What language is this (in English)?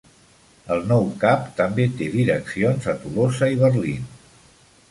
Catalan